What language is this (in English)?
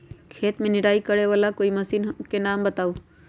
Magahi